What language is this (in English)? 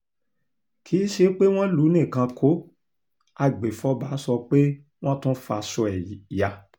Yoruba